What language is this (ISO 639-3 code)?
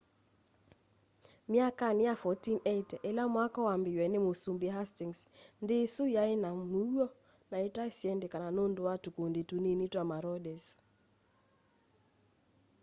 kam